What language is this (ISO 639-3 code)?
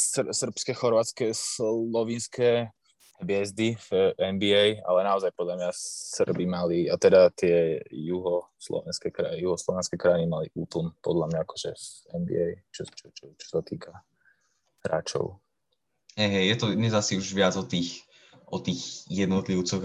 slk